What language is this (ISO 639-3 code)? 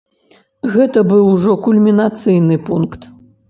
bel